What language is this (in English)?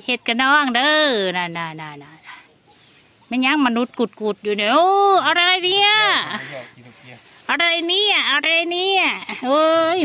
Thai